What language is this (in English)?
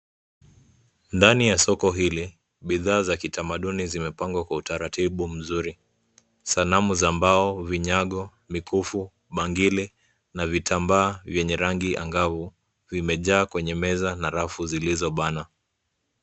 Swahili